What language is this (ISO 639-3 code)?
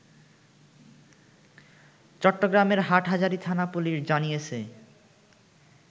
ben